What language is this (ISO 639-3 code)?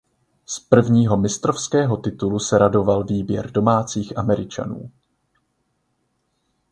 ces